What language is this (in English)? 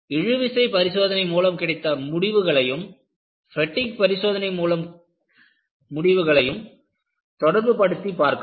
Tamil